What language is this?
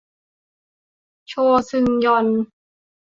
Thai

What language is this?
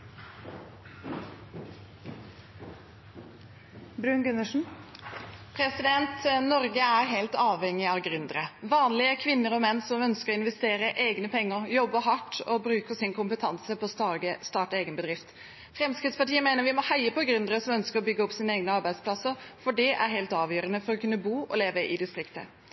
Norwegian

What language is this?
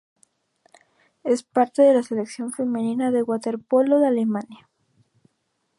Spanish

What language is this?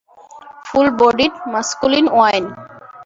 Bangla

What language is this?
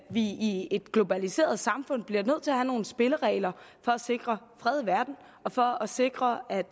Danish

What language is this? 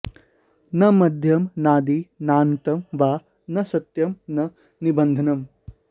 Sanskrit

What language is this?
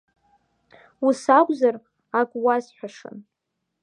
Abkhazian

